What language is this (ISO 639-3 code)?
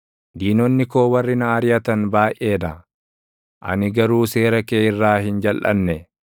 orm